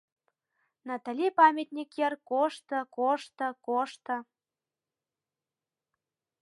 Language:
Mari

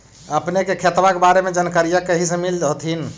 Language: Magahi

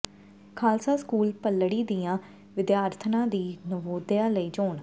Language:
Punjabi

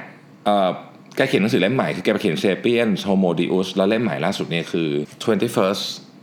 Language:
Thai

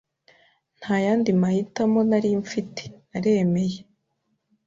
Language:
Kinyarwanda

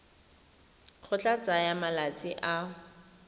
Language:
Tswana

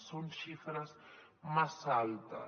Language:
Catalan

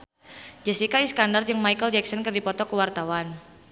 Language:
Sundanese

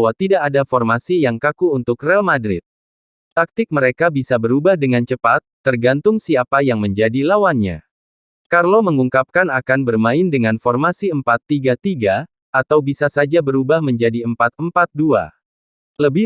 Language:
Indonesian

